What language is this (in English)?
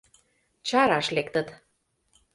Mari